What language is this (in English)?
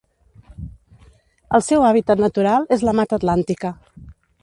Catalan